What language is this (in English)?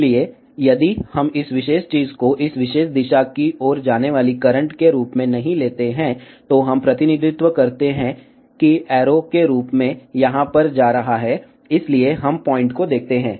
Hindi